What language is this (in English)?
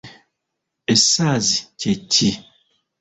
Ganda